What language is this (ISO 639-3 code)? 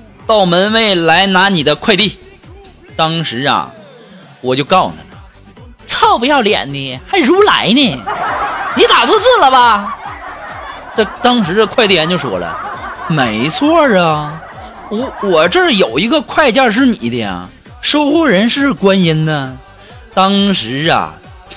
zho